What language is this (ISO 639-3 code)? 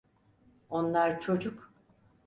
tur